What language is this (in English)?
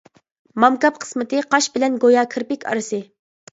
Uyghur